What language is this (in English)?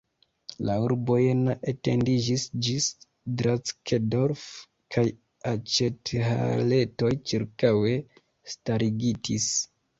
Esperanto